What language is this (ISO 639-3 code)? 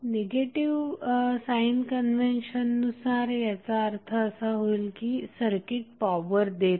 mar